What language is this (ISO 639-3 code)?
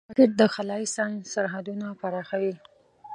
pus